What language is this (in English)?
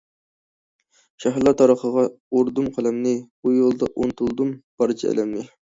Uyghur